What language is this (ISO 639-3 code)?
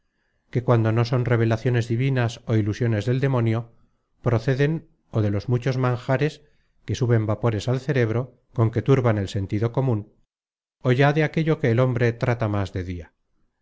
spa